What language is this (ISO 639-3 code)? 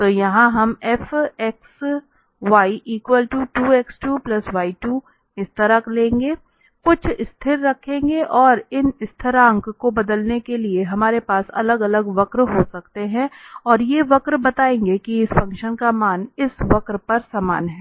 hin